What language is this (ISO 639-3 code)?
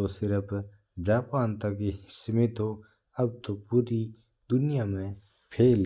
mtr